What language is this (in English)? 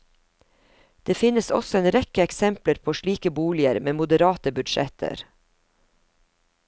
Norwegian